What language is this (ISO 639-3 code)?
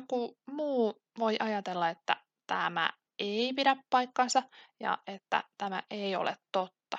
fin